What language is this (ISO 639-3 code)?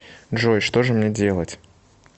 rus